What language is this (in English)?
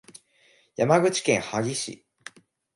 Japanese